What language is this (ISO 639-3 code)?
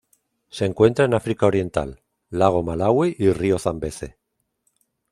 spa